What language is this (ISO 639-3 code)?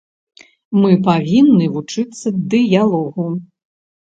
bel